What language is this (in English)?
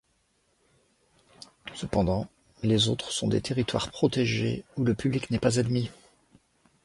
French